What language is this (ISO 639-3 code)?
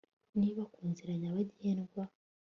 kin